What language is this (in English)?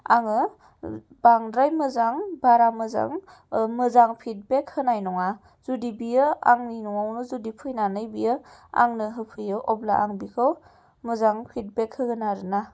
Bodo